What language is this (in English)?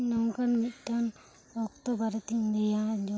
Santali